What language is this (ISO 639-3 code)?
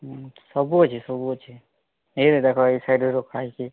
ori